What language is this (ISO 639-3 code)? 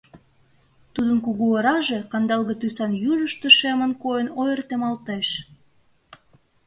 chm